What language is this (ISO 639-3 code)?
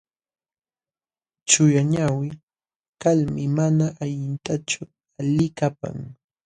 qxw